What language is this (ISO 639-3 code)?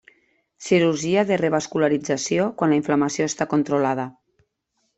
cat